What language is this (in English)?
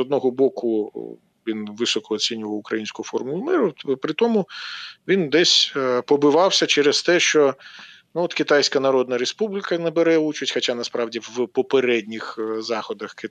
Ukrainian